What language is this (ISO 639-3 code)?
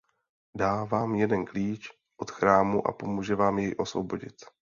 ces